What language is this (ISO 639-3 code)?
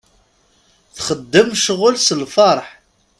kab